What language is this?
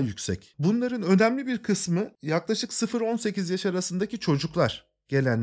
Turkish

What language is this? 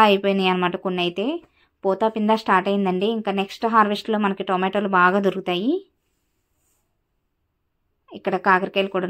Hindi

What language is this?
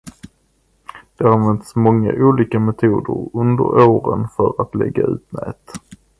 Swedish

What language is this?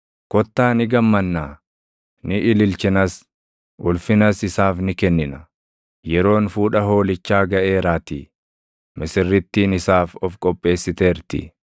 Oromo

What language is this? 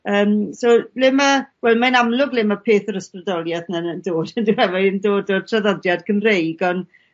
Welsh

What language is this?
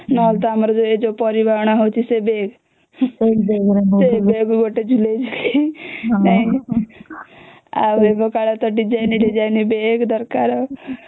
Odia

